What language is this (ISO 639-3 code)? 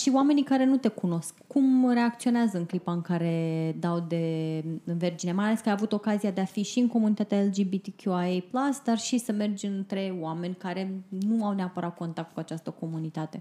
ron